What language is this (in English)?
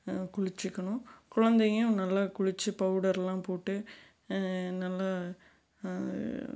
Tamil